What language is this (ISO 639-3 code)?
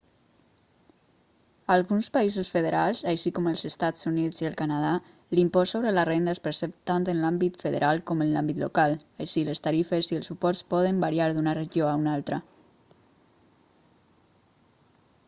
cat